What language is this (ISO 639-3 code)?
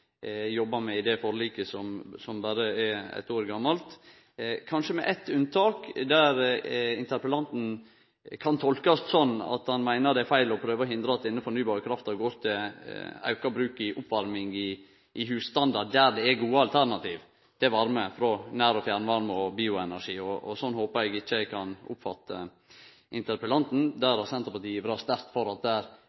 nno